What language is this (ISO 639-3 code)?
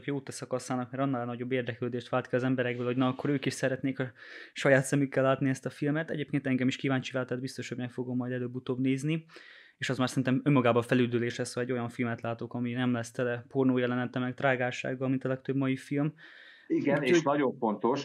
hun